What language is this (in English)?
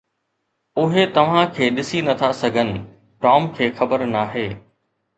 Sindhi